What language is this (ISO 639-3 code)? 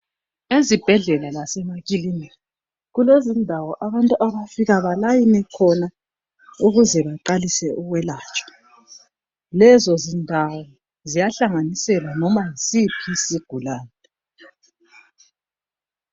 nde